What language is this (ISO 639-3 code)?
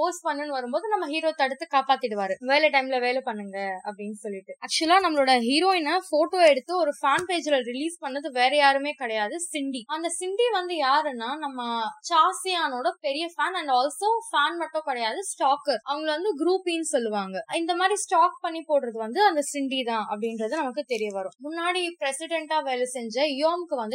tam